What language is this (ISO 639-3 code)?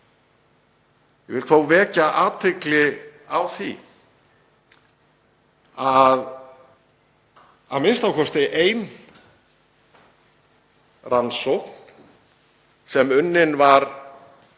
isl